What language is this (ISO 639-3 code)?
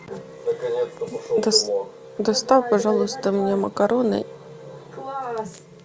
rus